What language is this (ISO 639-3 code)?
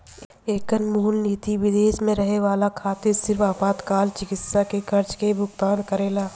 bho